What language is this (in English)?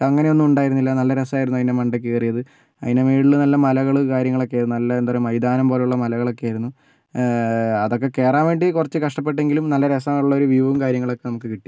Malayalam